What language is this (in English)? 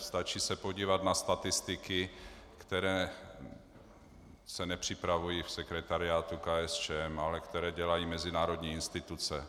Czech